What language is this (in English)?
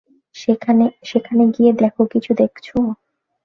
Bangla